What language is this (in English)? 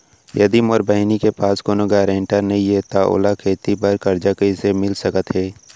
Chhattisgarhi